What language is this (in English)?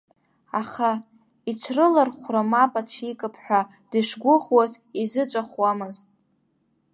Abkhazian